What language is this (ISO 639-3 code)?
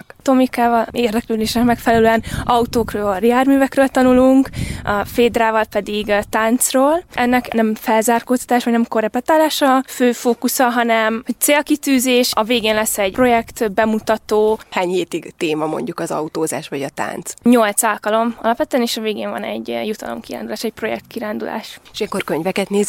hun